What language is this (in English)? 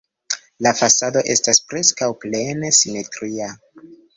Esperanto